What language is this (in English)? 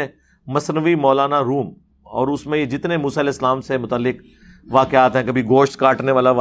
Urdu